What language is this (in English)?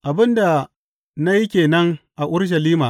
Hausa